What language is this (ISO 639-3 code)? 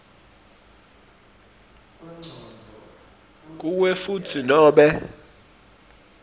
ssw